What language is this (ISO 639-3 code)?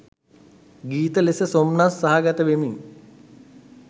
sin